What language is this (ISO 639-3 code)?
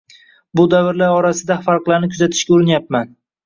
uzb